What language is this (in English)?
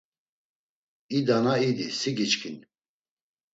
Laz